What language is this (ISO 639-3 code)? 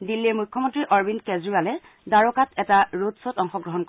asm